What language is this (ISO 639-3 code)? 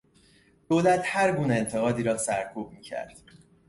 fas